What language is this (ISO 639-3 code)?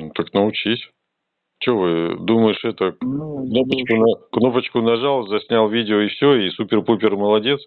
rus